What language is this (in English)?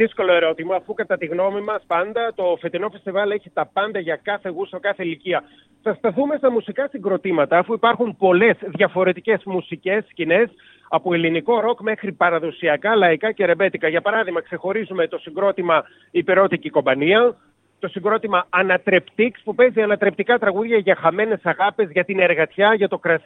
Greek